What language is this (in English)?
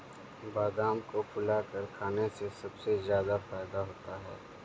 Hindi